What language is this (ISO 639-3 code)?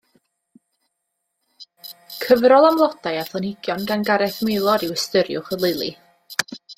cym